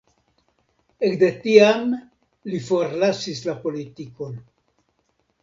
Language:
Esperanto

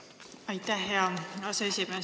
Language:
Estonian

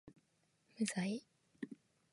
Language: Japanese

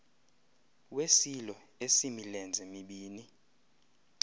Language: Xhosa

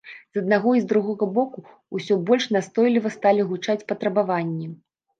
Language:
Belarusian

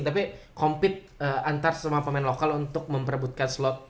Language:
Indonesian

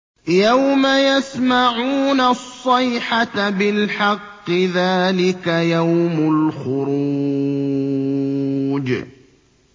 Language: Arabic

